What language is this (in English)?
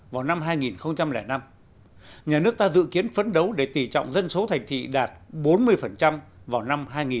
Vietnamese